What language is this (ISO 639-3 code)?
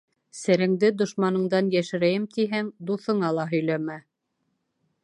bak